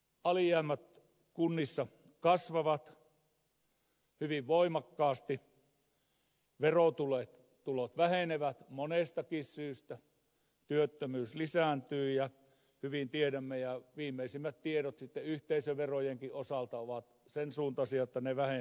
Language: Finnish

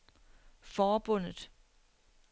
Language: Danish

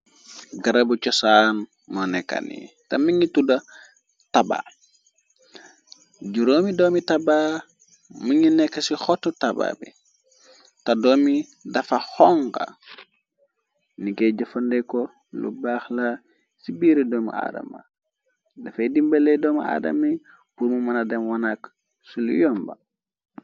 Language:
Wolof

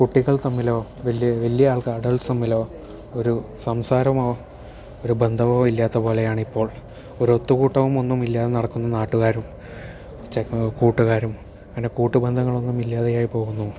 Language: Malayalam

